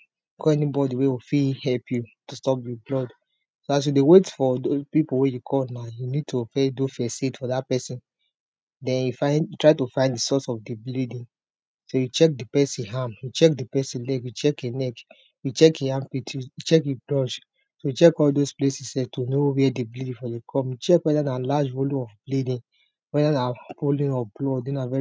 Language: Nigerian Pidgin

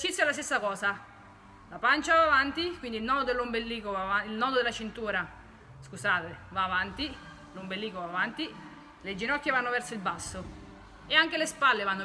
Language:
Italian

